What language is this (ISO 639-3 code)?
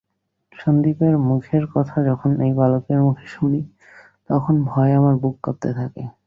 ben